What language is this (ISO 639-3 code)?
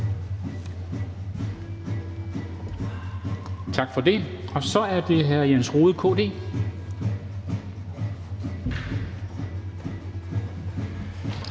dan